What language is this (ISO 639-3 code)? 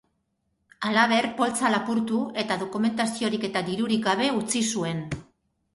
eus